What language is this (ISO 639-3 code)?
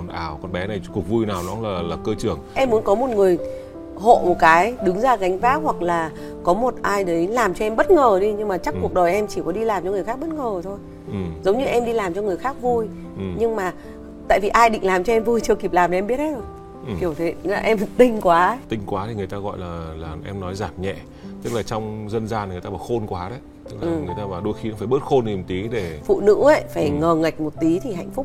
vie